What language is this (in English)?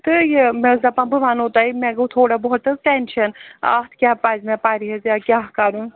Kashmiri